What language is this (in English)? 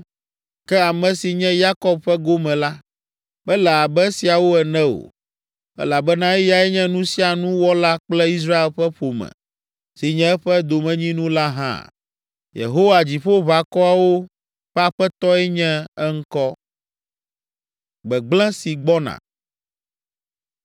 Ewe